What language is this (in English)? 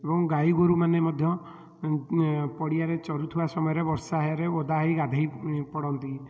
Odia